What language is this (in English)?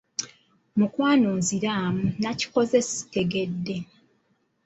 Ganda